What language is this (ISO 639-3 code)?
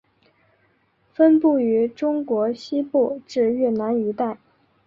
zho